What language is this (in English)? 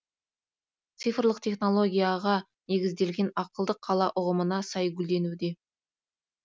Kazakh